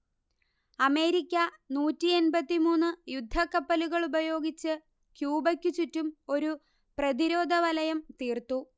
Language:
Malayalam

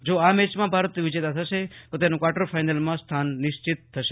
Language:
Gujarati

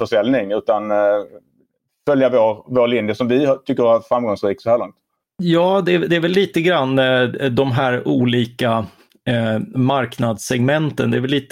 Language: Swedish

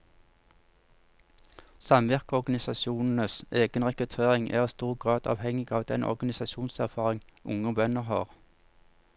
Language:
Norwegian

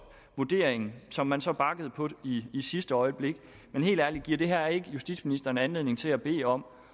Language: Danish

